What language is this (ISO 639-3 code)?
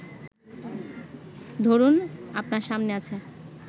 ben